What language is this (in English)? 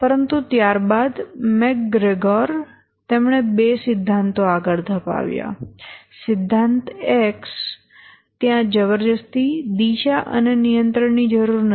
Gujarati